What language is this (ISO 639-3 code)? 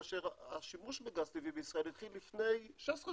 heb